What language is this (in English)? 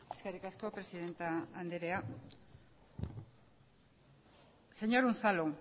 Basque